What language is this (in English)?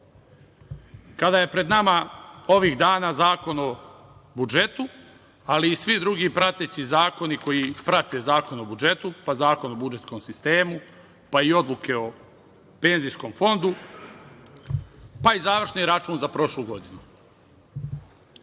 Serbian